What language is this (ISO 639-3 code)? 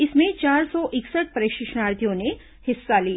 hin